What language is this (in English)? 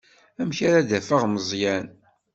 Kabyle